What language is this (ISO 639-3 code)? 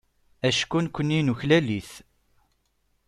kab